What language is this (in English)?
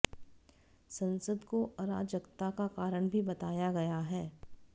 Hindi